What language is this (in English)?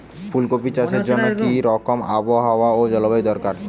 Bangla